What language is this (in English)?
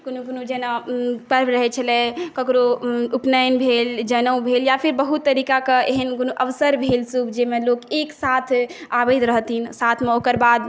Maithili